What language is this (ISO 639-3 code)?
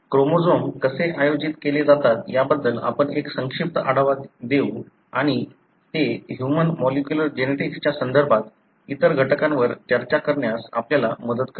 mar